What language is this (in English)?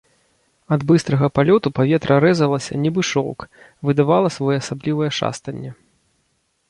Belarusian